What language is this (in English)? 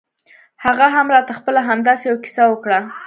Pashto